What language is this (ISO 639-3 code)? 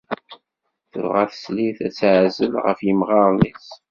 kab